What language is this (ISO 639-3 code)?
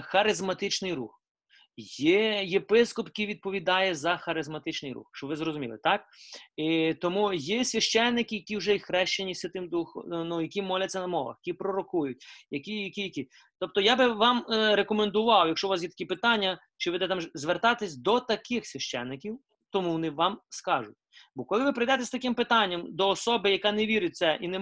ukr